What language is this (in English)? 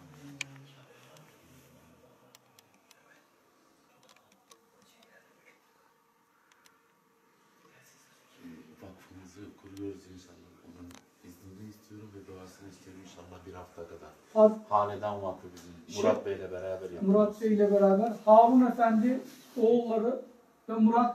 Turkish